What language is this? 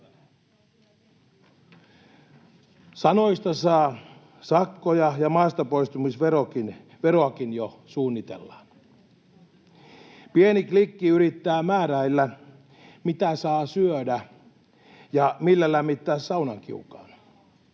Finnish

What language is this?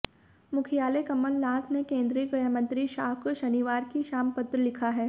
Hindi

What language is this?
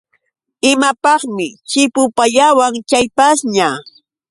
Yauyos Quechua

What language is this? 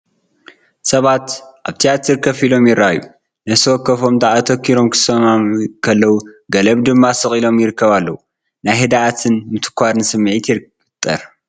Tigrinya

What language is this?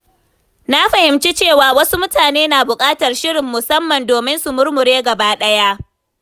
Hausa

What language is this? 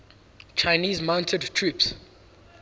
English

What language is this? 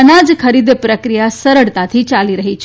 Gujarati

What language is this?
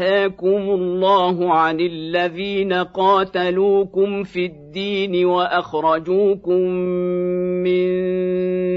Arabic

